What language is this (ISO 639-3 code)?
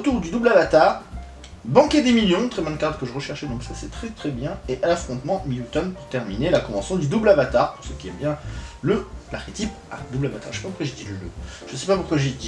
fra